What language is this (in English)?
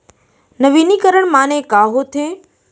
Chhattisgarhi